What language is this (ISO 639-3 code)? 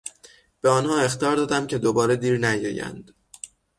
fas